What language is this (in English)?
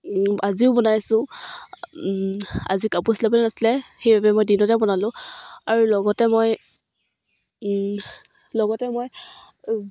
Assamese